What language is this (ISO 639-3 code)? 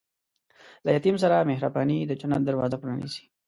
pus